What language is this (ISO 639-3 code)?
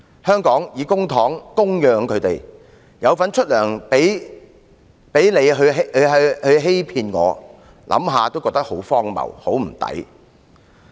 yue